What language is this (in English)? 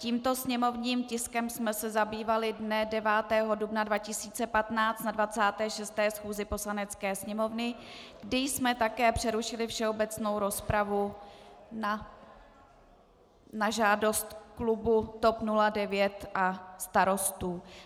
Czech